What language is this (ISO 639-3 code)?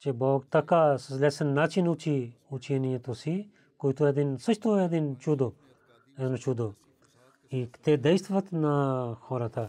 bul